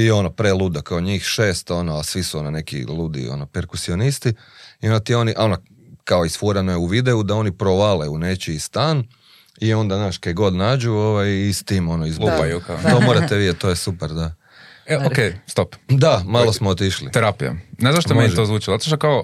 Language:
Croatian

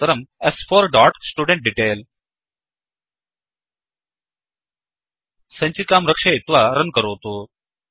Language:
Sanskrit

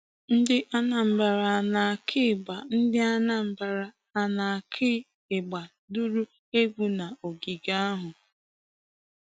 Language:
Igbo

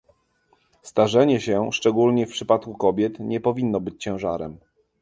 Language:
Polish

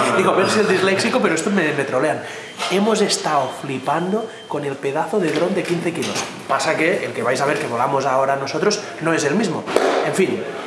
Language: Spanish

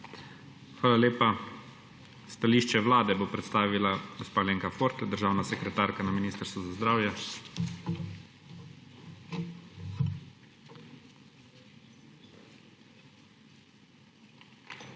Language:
Slovenian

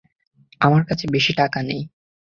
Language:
Bangla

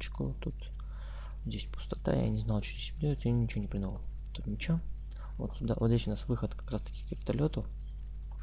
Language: Russian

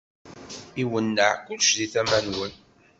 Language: Kabyle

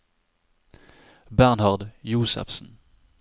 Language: Norwegian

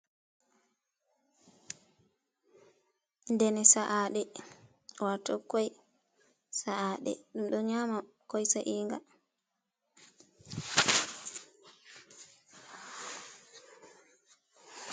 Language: Fula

